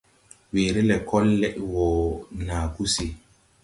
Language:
Tupuri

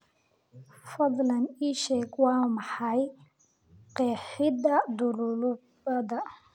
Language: Somali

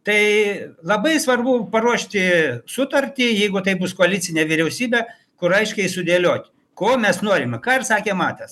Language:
Lithuanian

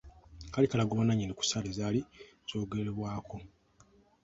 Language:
Ganda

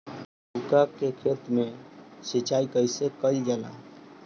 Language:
Bhojpuri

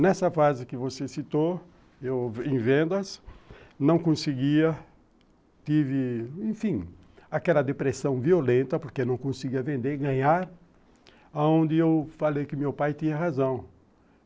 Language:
Portuguese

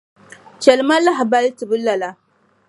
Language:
Dagbani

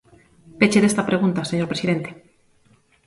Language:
Galician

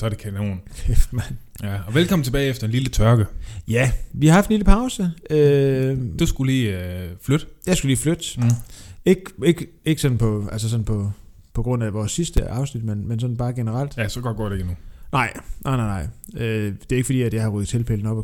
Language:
Danish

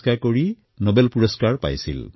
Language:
Assamese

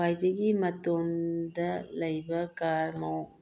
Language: Manipuri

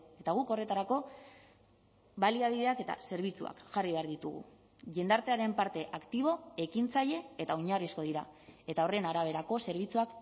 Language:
Basque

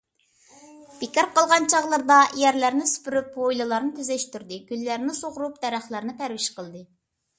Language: Uyghur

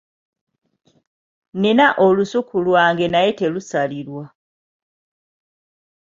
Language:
Ganda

